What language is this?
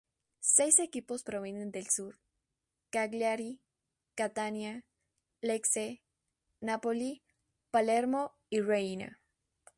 Spanish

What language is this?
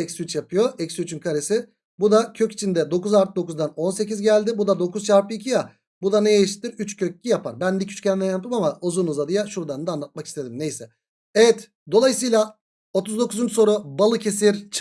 Turkish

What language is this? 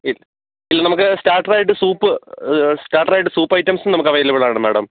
Malayalam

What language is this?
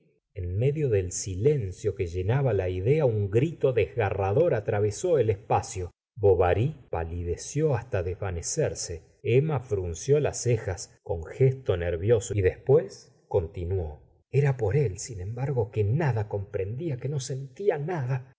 Spanish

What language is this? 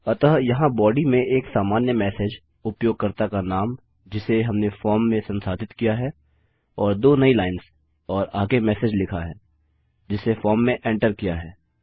Hindi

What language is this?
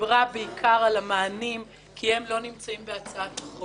Hebrew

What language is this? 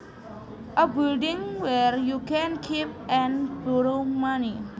Javanese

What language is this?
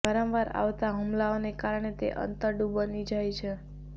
Gujarati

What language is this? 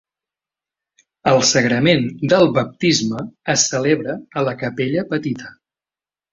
Catalan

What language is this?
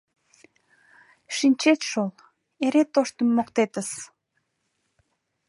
Mari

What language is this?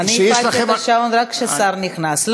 Hebrew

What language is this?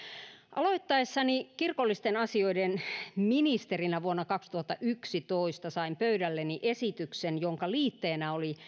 Finnish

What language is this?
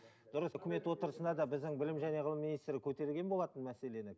Kazakh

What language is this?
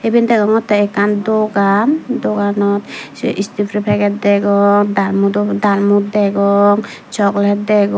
Chakma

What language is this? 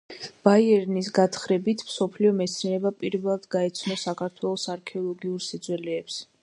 Georgian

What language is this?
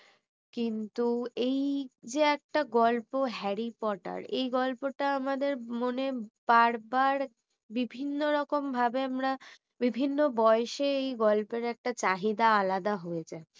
Bangla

